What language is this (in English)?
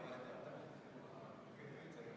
Estonian